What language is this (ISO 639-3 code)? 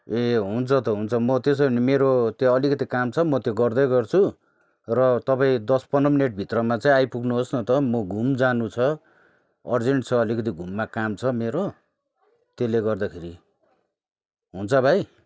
nep